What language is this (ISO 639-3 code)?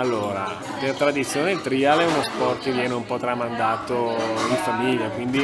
ita